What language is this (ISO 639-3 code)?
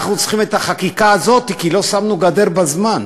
heb